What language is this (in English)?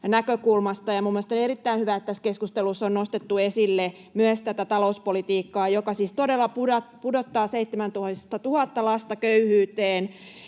Finnish